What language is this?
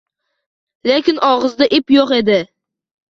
Uzbek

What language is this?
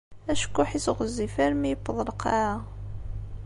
Kabyle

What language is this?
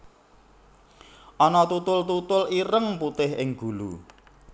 Javanese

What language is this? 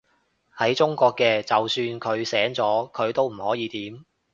Cantonese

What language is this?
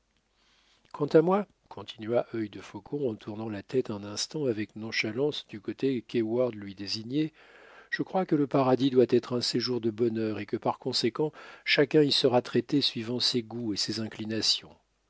French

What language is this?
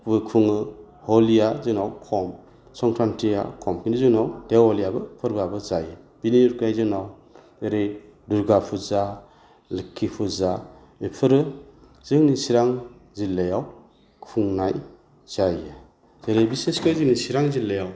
Bodo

